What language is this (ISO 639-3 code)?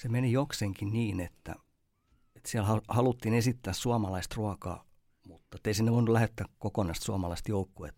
fin